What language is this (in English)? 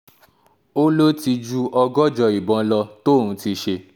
Yoruba